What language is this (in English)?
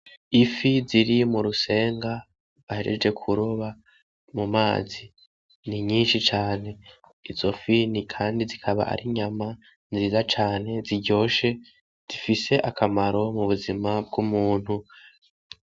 Rundi